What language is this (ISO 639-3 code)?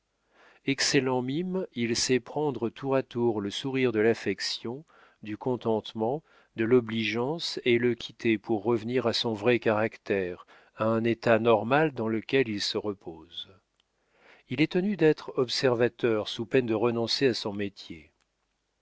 fra